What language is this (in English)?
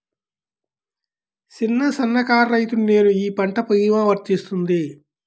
Telugu